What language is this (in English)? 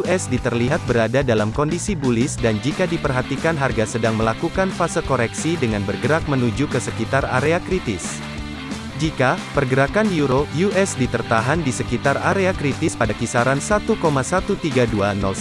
Indonesian